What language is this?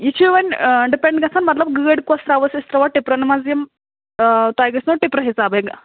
Kashmiri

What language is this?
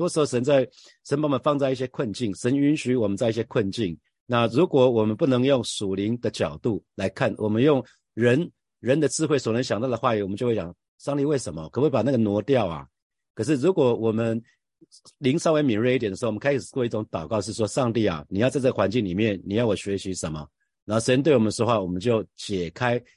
Chinese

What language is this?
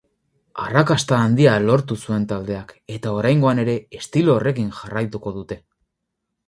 Basque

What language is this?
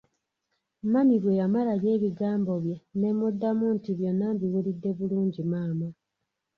Ganda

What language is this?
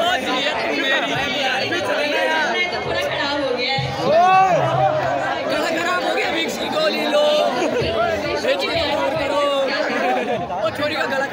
Romanian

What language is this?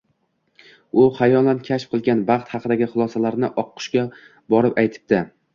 Uzbek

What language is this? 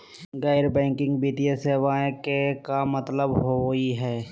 Magahi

